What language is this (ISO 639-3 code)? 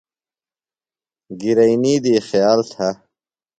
phl